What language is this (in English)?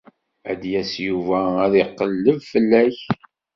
Kabyle